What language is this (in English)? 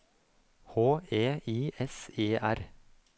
Norwegian